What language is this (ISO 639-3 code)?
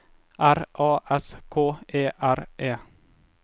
nor